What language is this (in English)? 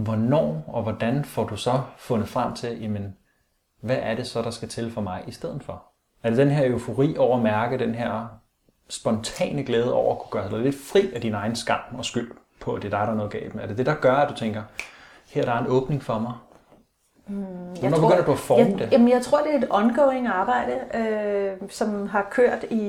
Danish